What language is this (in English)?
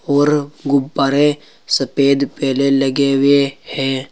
Hindi